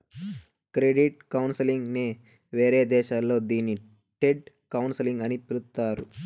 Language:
Telugu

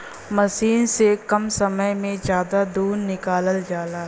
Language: Bhojpuri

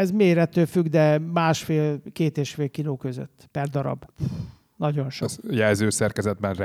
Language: Hungarian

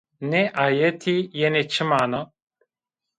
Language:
Zaza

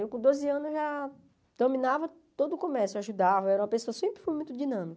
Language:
Portuguese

